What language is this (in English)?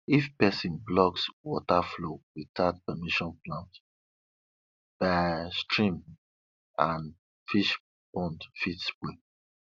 Nigerian Pidgin